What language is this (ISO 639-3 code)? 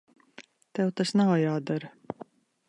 lav